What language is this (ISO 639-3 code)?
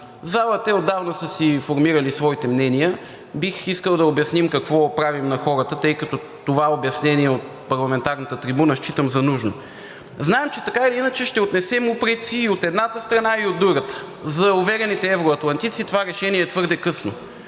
bul